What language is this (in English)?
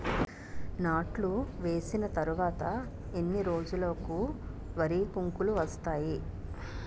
Telugu